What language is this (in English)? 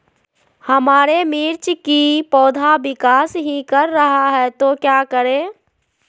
Magahi